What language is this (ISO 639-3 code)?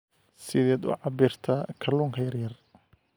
som